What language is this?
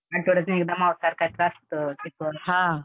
Marathi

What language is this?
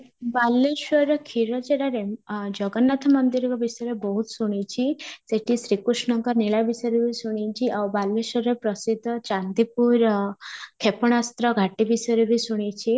Odia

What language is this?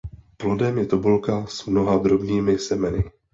Czech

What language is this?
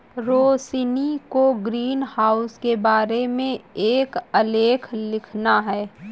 Hindi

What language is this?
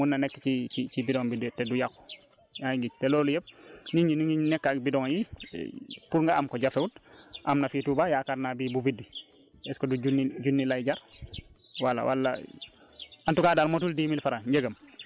Wolof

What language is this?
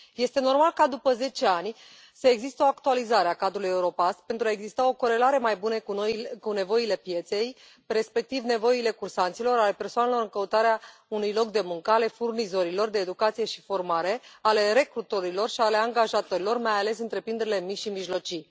Romanian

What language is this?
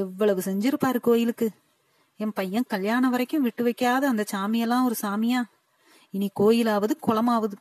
Tamil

